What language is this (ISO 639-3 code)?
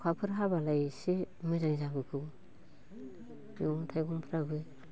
brx